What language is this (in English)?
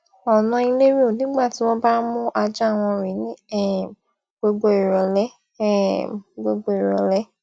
Yoruba